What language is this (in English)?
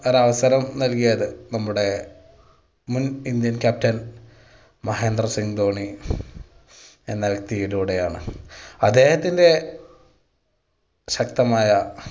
Malayalam